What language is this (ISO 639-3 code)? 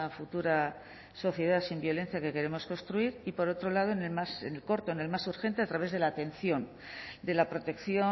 spa